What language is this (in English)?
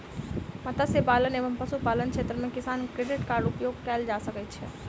Maithili